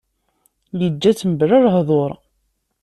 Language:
Kabyle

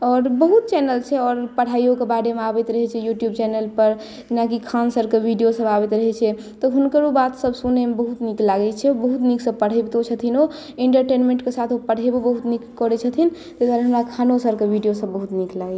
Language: Maithili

